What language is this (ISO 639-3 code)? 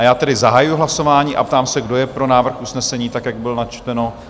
ces